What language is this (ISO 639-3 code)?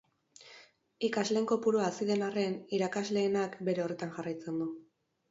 eus